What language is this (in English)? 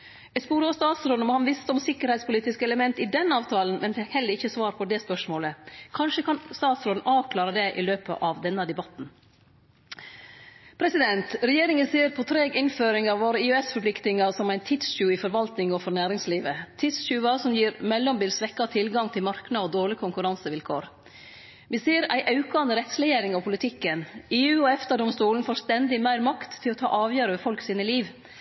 Norwegian Nynorsk